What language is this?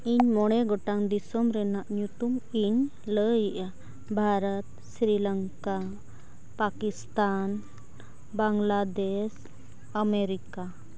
Santali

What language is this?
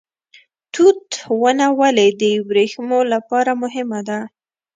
Pashto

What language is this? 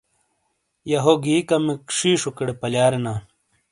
Shina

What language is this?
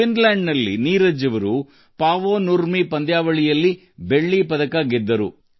Kannada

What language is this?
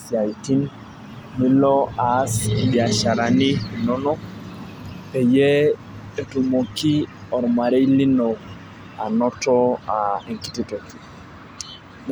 Masai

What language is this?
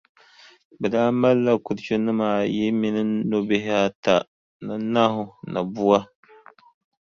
Dagbani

